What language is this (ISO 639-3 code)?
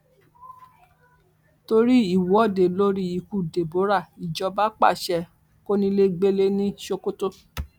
yor